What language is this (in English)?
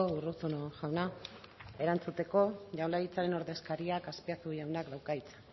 Basque